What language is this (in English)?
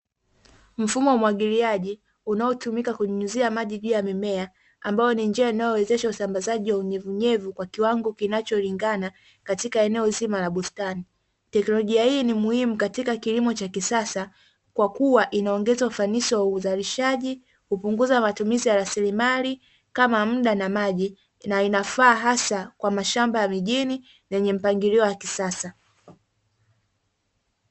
Swahili